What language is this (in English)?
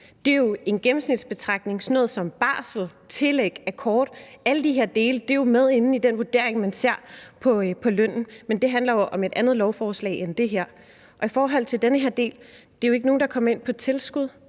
Danish